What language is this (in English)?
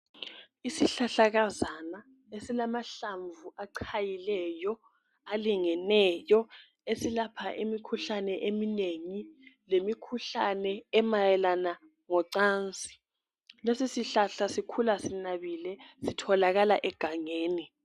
North Ndebele